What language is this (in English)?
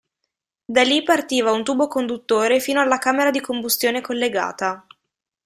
Italian